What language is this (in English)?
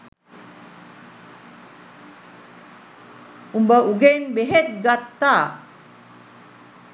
Sinhala